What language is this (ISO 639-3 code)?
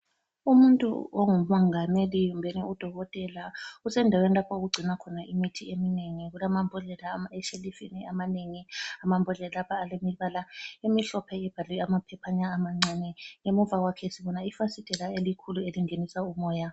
nde